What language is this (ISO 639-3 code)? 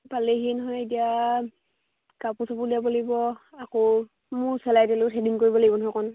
asm